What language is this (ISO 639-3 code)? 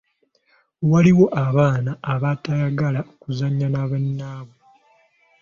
lug